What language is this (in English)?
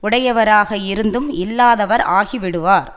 Tamil